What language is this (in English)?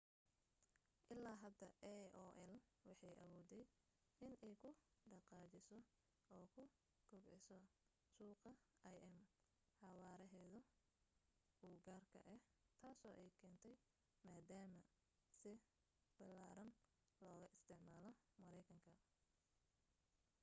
Somali